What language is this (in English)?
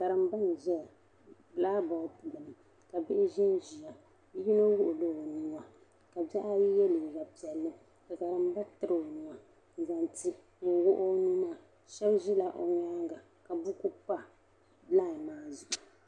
Dagbani